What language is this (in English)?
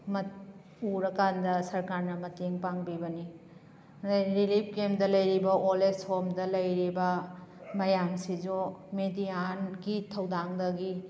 Manipuri